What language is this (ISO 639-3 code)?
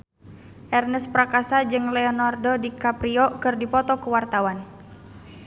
sun